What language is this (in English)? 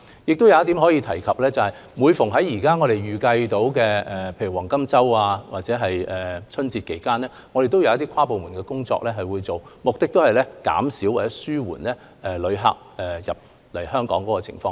Cantonese